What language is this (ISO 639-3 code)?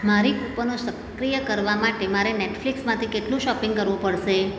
guj